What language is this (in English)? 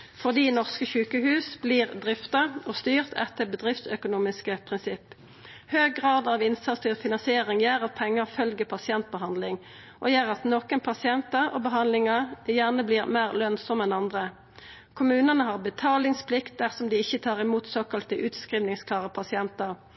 Norwegian Nynorsk